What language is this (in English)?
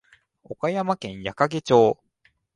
Japanese